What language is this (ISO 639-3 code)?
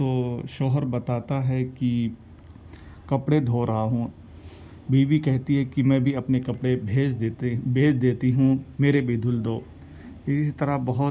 urd